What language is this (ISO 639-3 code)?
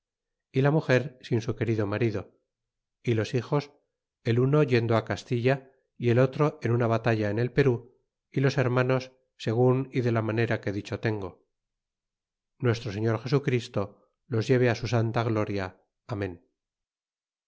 spa